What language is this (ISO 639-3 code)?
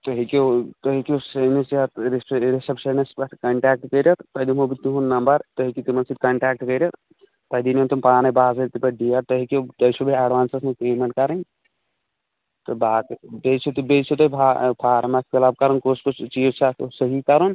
kas